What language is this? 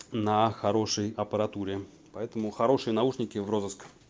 Russian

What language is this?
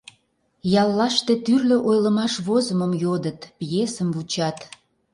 Mari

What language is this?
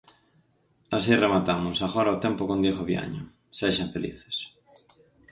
Galician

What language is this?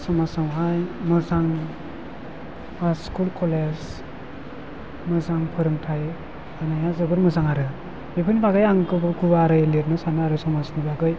Bodo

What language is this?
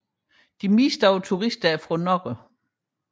Danish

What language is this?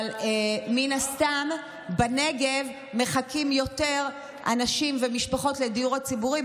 Hebrew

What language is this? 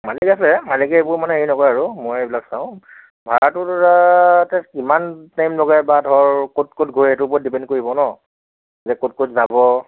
Assamese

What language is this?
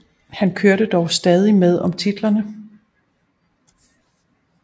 Danish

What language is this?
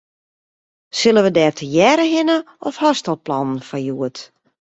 Western Frisian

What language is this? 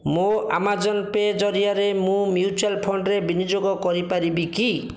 Odia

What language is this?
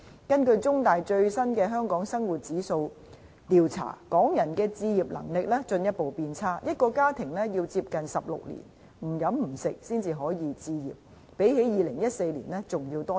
Cantonese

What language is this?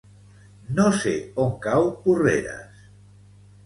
Catalan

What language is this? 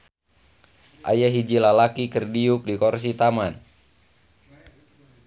Sundanese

